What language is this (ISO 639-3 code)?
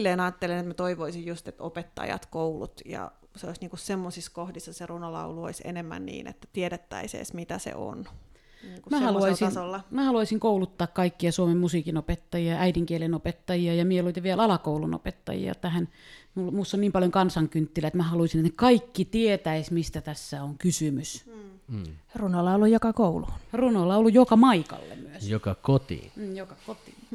fin